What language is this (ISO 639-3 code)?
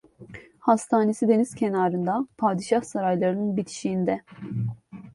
tur